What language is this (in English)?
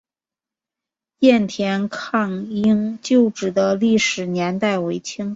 Chinese